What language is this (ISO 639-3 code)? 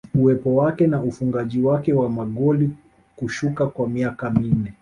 swa